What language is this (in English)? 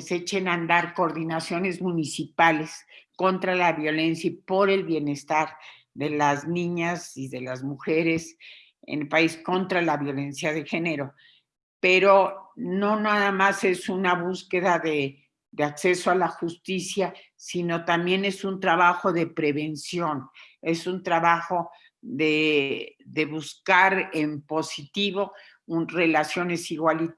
Spanish